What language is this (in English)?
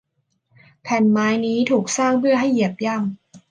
Thai